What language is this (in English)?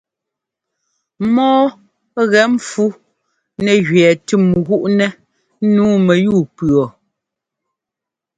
Ngomba